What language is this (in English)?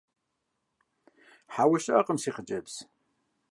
Kabardian